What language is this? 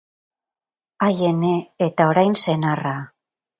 Basque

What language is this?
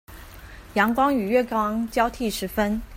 Chinese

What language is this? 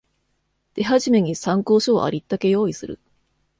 Japanese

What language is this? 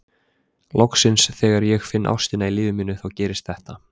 Icelandic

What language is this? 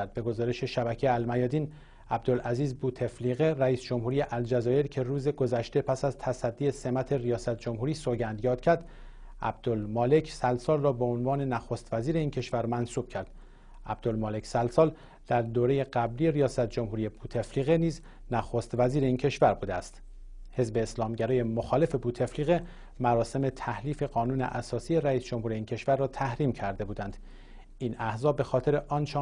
Persian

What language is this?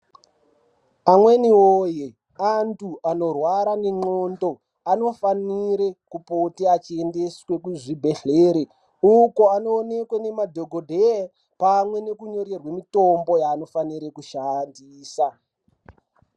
Ndau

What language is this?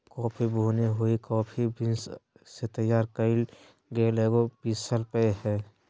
Magahi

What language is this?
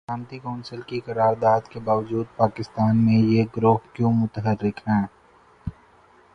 Urdu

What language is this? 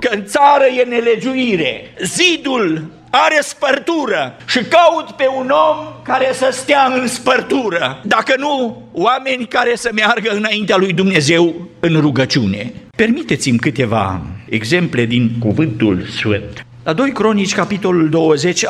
Romanian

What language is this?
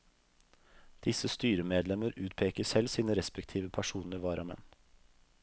Norwegian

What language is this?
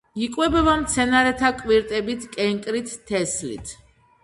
Georgian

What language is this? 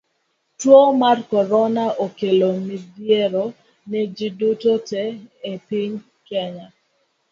Luo (Kenya and Tanzania)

